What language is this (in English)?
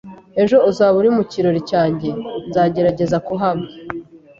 Kinyarwanda